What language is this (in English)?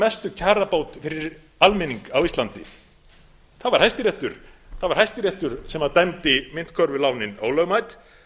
Icelandic